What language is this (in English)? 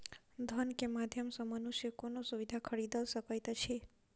Maithili